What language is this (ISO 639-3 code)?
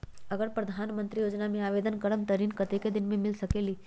mag